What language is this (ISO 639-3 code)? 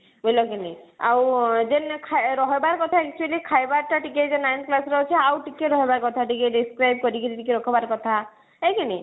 ori